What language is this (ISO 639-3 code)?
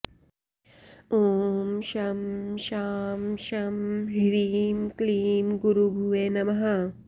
san